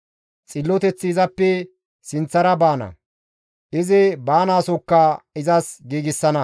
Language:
Gamo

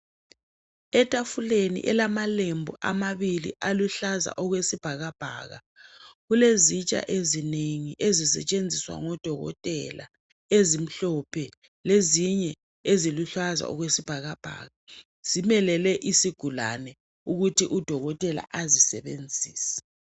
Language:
North Ndebele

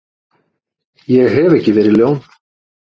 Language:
Icelandic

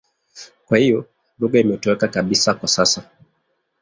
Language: Swahili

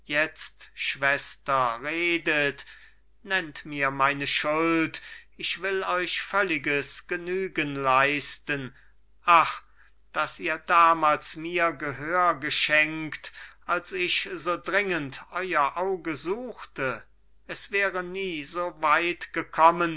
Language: German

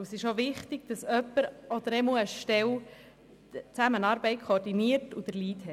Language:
Swiss German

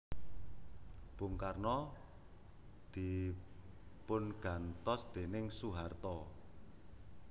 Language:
Javanese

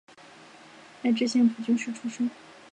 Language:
Chinese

